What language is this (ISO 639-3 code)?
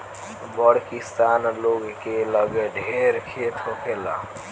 bho